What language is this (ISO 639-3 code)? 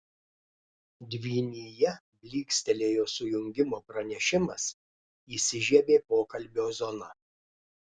lit